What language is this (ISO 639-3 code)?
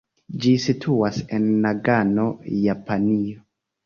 epo